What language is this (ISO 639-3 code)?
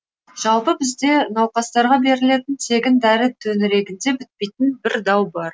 kaz